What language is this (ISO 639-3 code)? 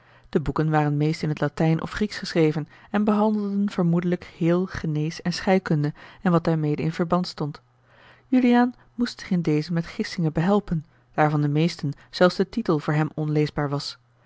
nld